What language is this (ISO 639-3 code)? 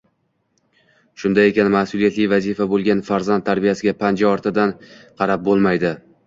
uzb